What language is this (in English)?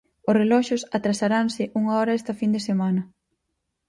Galician